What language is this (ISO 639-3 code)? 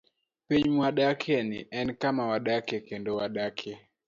luo